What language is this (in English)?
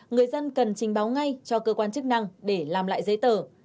Vietnamese